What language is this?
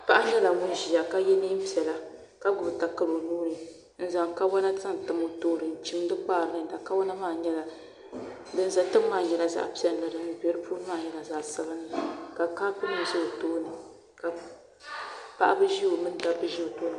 Dagbani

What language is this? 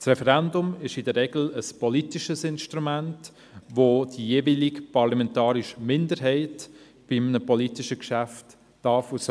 Swiss German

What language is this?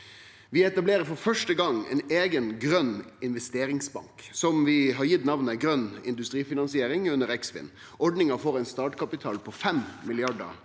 Norwegian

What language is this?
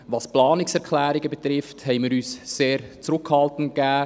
Swiss German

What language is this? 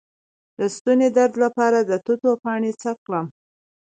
Pashto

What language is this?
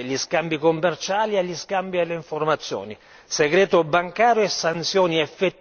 Italian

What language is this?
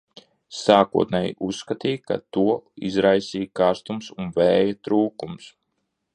Latvian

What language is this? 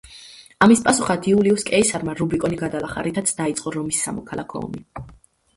Georgian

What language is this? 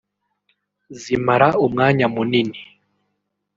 Kinyarwanda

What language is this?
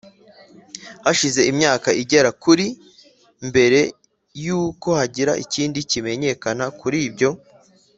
Kinyarwanda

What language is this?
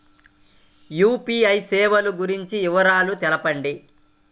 Telugu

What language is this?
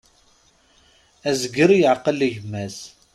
Kabyle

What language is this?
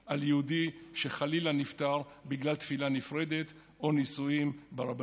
Hebrew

